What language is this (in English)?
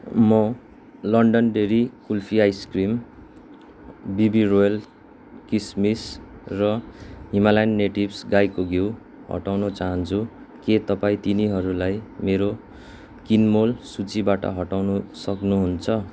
Nepali